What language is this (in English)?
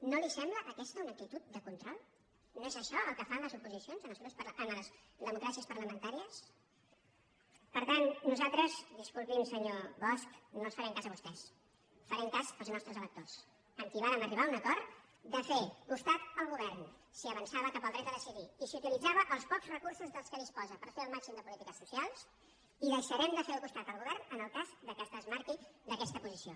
Catalan